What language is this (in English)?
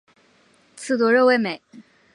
Chinese